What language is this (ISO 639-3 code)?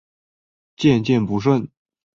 zho